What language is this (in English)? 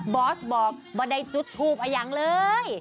Thai